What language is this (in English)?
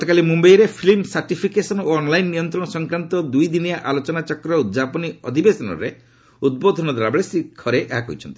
Odia